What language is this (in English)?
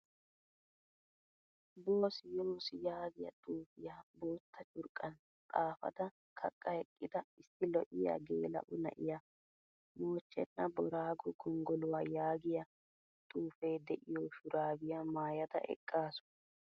Wolaytta